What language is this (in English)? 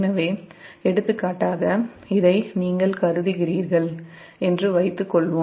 Tamil